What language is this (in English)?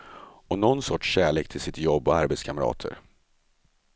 Swedish